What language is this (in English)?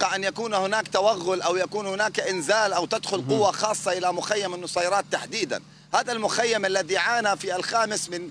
Arabic